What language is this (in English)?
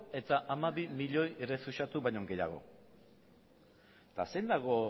Basque